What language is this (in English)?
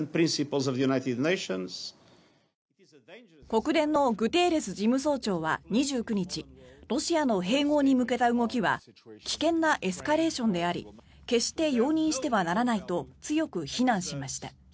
Japanese